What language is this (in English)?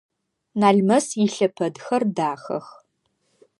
Adyghe